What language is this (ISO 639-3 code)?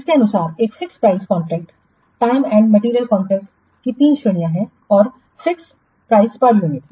hin